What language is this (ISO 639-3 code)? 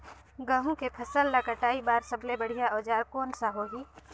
hne